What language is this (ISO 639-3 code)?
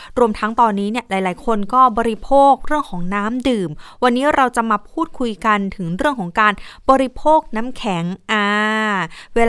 tha